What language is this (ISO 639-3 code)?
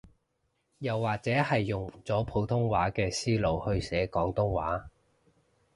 yue